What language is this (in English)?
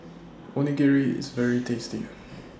English